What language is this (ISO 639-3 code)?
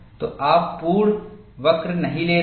hin